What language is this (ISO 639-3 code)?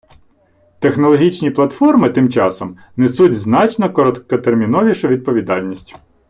ukr